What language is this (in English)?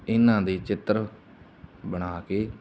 Punjabi